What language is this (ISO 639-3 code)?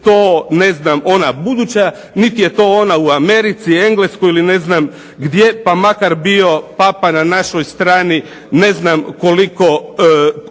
hrv